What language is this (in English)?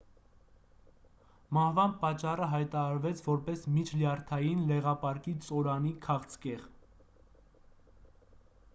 Armenian